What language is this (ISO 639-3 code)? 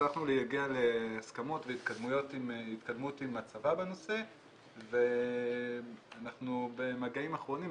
heb